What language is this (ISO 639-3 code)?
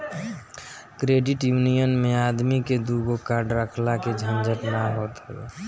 bho